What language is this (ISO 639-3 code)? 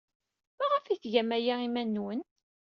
kab